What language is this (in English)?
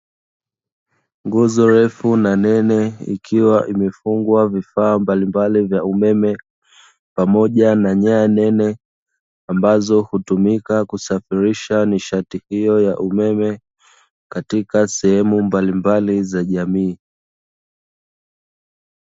Swahili